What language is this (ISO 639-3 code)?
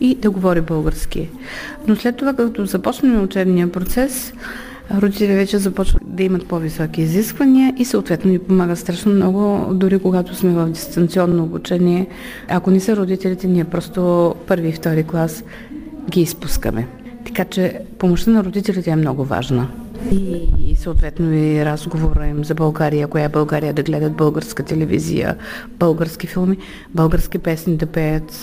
bul